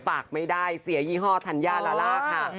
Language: Thai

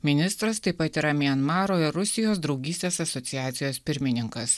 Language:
Lithuanian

